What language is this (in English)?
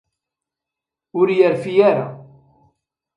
Kabyle